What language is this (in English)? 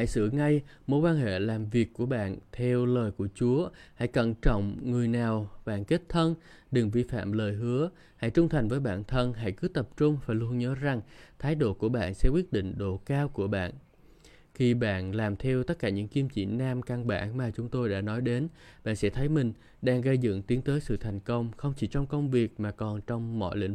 Vietnamese